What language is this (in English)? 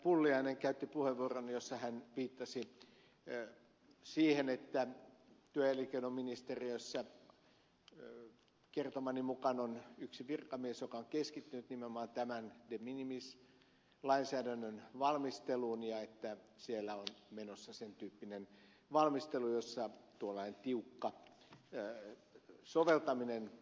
Finnish